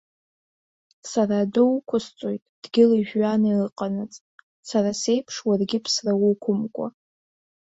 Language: Abkhazian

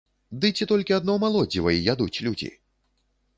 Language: Belarusian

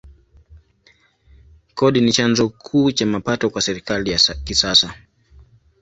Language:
Swahili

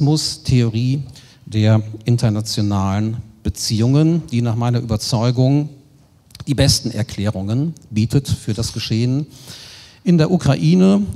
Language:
German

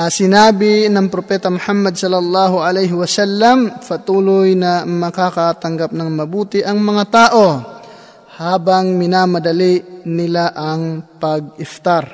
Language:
Filipino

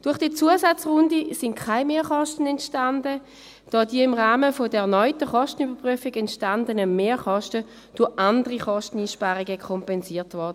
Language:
Swiss German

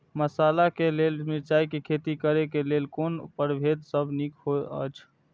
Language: Maithili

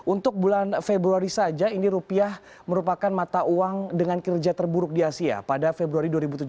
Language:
Indonesian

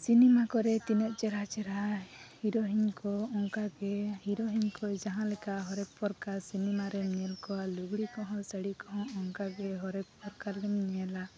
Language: Santali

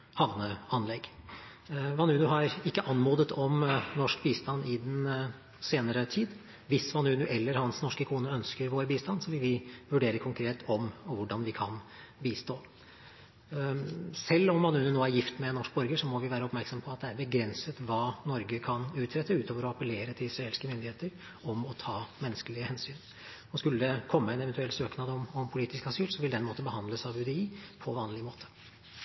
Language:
Norwegian Bokmål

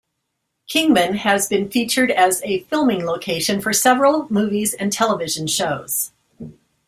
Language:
English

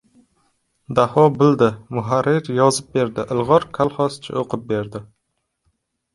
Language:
Uzbek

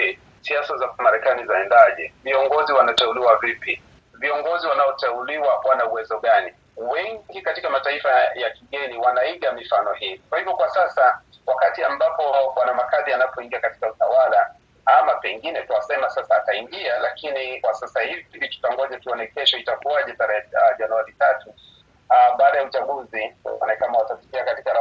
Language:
Swahili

